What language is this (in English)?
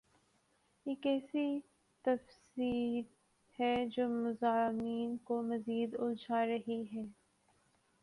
Urdu